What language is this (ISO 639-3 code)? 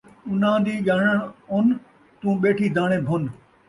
skr